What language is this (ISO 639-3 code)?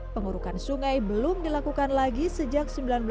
ind